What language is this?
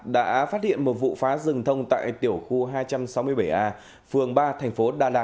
Vietnamese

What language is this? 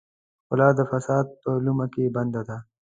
Pashto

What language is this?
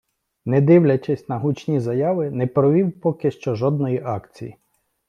Ukrainian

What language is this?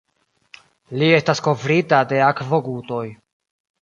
Esperanto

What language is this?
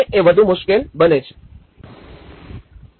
Gujarati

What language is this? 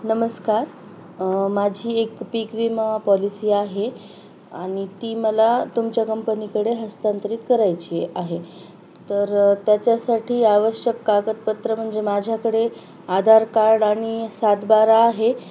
Marathi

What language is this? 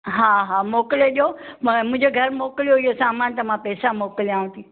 Sindhi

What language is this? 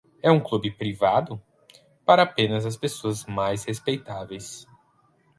Portuguese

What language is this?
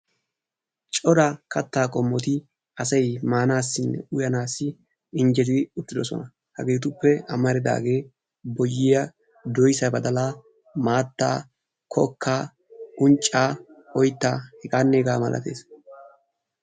Wolaytta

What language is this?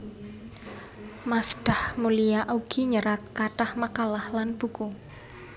Javanese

